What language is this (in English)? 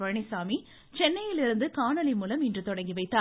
Tamil